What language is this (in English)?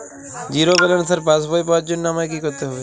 Bangla